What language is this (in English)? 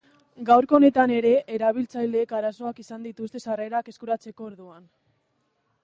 Basque